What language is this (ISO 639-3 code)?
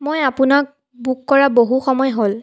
asm